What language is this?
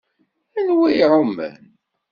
Kabyle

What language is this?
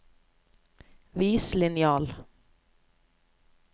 Norwegian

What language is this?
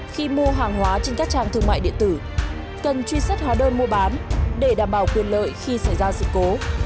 Vietnamese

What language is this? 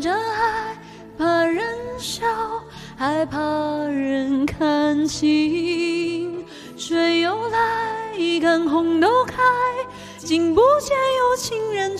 Chinese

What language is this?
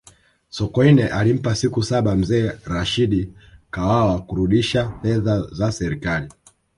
Swahili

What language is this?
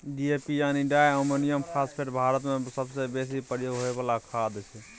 Maithili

